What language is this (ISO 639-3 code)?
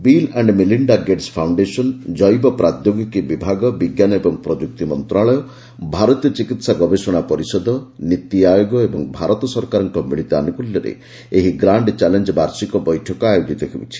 ori